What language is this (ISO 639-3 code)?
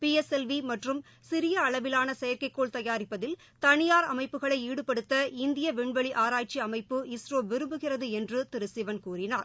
tam